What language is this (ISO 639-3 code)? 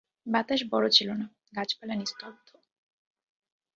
ben